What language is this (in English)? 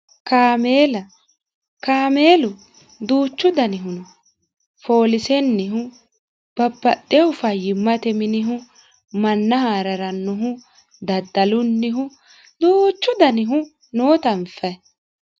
Sidamo